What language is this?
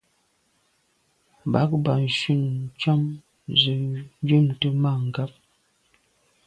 Medumba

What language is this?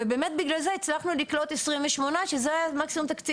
Hebrew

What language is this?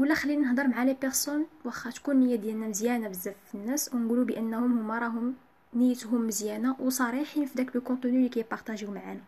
Arabic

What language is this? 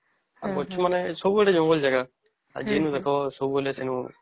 Odia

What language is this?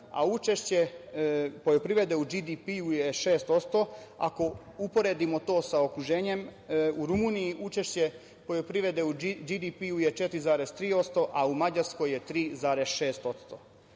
Serbian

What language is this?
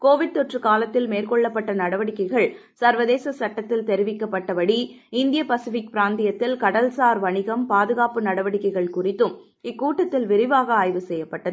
Tamil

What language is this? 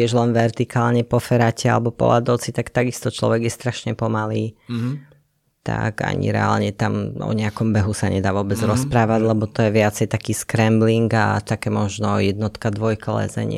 Slovak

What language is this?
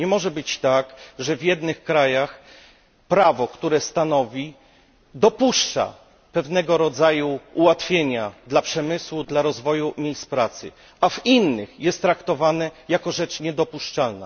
Polish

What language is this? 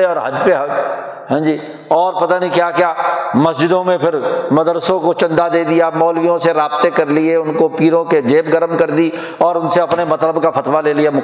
Urdu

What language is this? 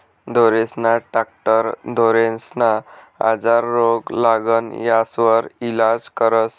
Marathi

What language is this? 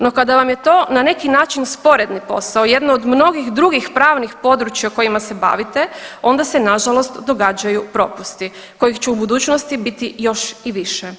Croatian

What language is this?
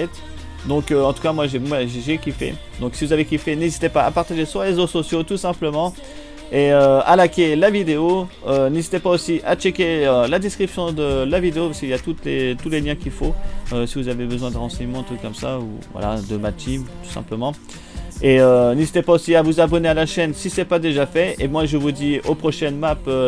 French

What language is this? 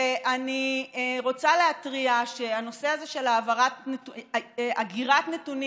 Hebrew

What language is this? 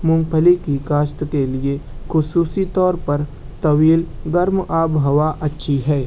Urdu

